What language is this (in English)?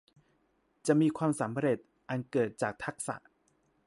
Thai